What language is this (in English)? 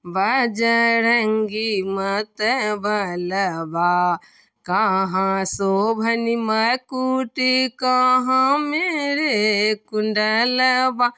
Maithili